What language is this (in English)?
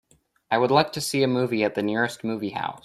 English